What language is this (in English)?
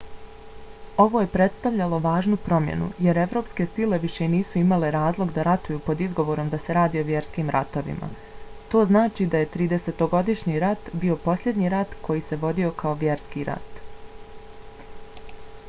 Bosnian